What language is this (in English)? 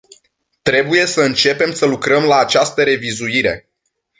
Romanian